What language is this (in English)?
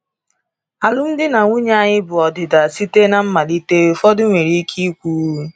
Igbo